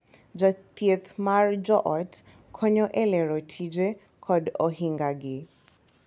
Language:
Luo (Kenya and Tanzania)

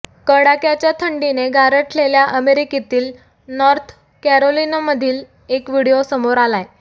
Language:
Marathi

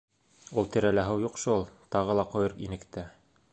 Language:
Bashkir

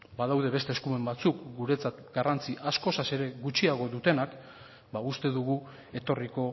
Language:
Basque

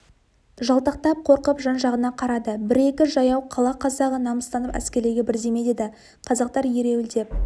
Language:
Kazakh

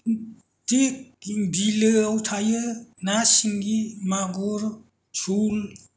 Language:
Bodo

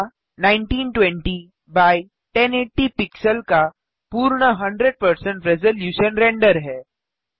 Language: Hindi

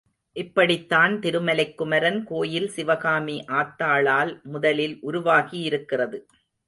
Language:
Tamil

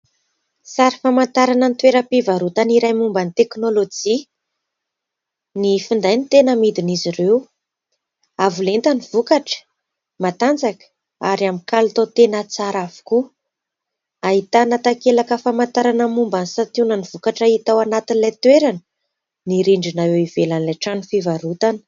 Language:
Malagasy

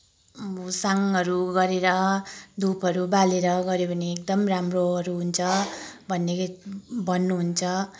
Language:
Nepali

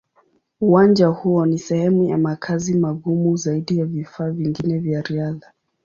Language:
Swahili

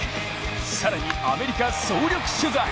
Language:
Japanese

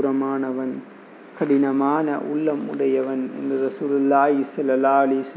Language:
Tamil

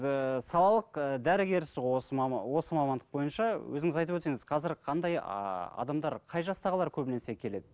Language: Kazakh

